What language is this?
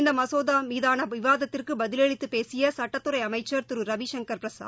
Tamil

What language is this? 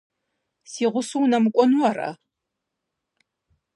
Kabardian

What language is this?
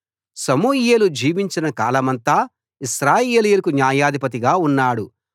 Telugu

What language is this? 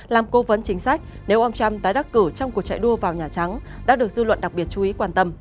Vietnamese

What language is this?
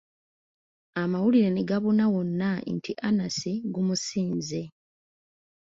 Ganda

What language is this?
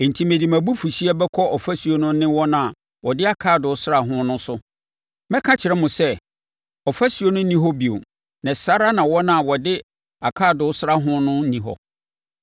Akan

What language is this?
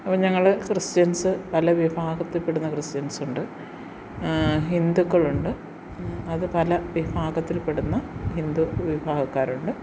Malayalam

